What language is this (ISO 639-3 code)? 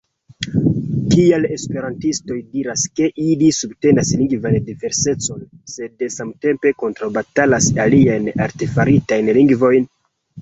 epo